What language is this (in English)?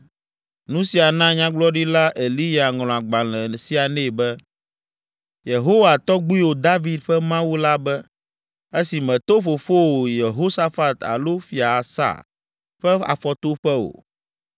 Ewe